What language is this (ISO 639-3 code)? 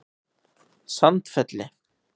isl